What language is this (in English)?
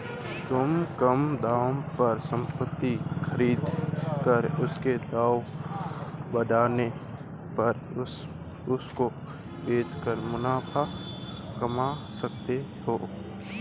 Hindi